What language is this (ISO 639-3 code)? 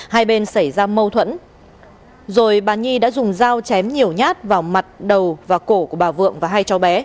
vie